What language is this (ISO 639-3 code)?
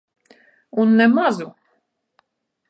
lav